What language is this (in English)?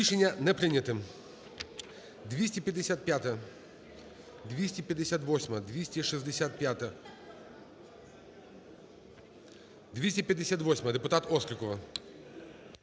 Ukrainian